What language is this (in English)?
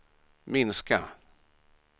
Swedish